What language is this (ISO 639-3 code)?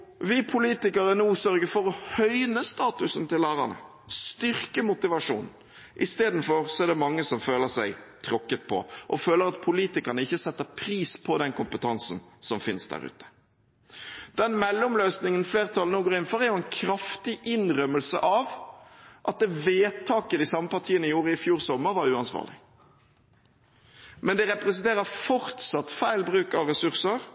nob